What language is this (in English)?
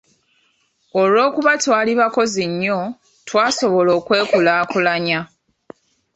Ganda